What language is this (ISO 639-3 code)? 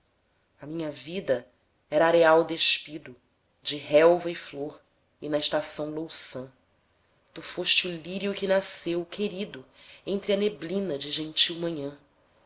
por